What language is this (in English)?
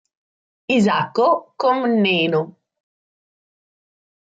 Italian